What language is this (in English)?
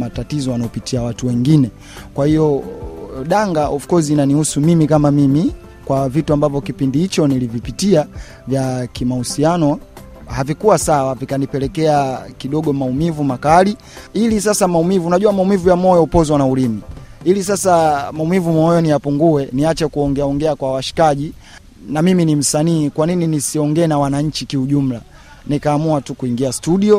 Swahili